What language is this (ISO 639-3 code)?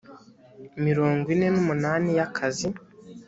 kin